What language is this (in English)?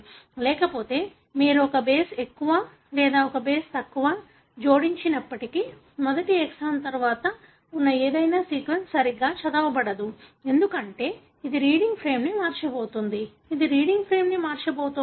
Telugu